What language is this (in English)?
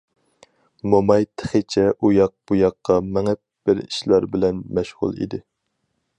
Uyghur